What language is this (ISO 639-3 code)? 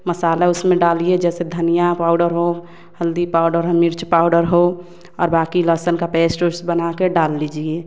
hin